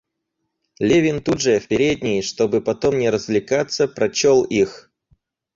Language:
Russian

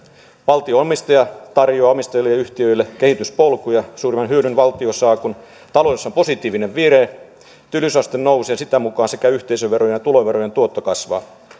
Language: Finnish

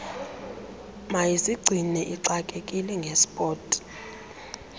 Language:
Xhosa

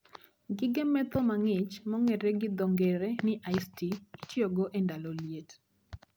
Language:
Luo (Kenya and Tanzania)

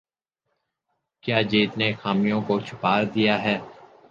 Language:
Urdu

